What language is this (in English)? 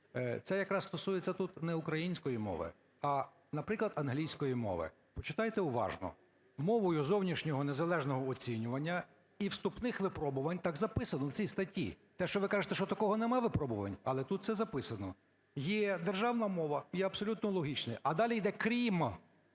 Ukrainian